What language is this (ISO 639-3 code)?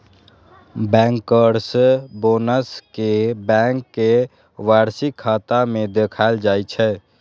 mai